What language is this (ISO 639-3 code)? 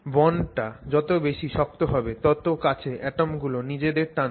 ben